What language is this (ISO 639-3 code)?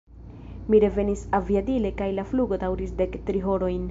epo